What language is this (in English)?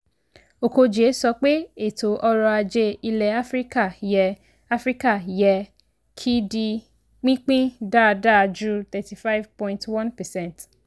Yoruba